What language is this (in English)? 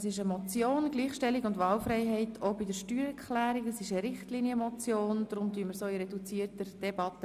Swiss German